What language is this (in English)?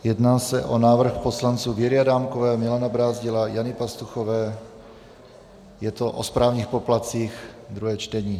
Czech